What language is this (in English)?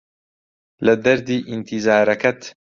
Central Kurdish